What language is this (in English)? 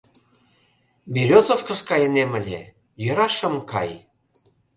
Mari